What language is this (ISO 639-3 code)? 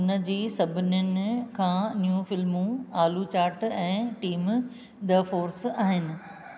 snd